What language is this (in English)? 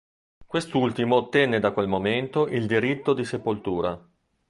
Italian